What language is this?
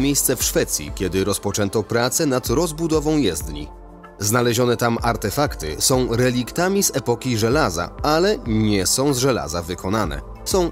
Polish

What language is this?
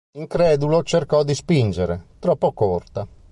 Italian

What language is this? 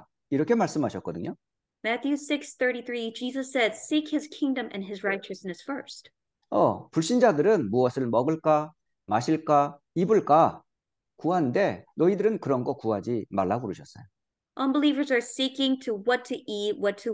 Korean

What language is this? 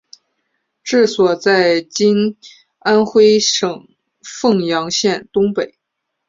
Chinese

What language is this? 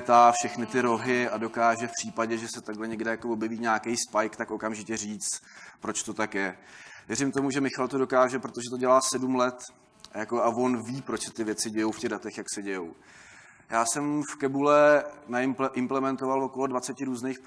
Czech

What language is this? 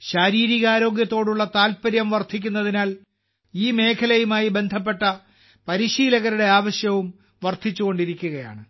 Malayalam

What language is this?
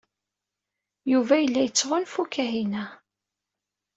Kabyle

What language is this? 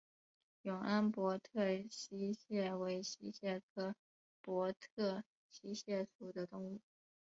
Chinese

